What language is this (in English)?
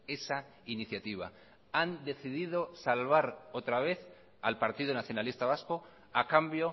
Spanish